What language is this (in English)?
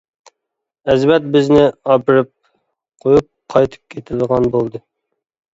Uyghur